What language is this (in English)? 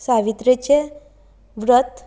Konkani